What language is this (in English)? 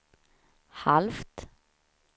Swedish